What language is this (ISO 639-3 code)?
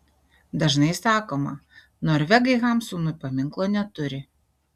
lit